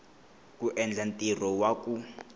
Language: Tsonga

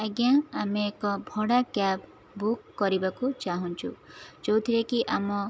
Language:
Odia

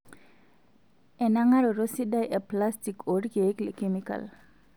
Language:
Masai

